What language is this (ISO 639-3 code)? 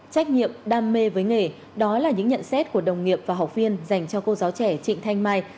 vie